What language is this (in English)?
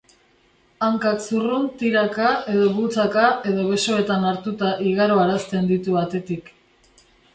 Basque